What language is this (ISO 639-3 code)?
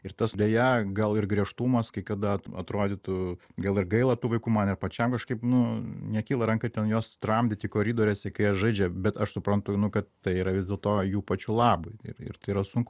lit